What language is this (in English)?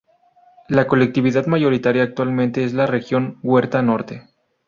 Spanish